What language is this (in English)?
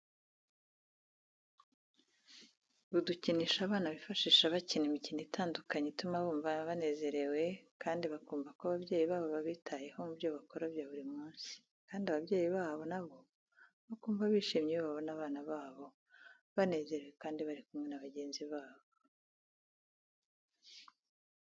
Kinyarwanda